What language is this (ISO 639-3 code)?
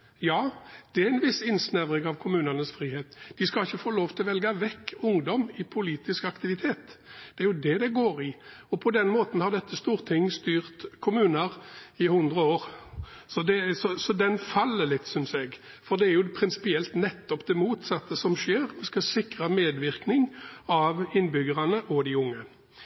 nob